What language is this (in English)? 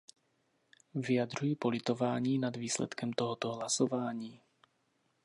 Czech